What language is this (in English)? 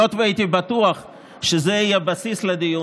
Hebrew